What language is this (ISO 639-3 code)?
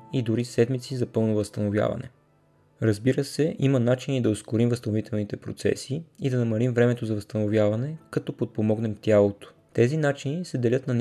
bul